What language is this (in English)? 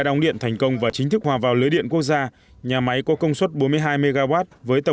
Vietnamese